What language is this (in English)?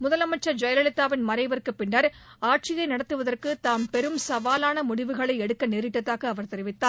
Tamil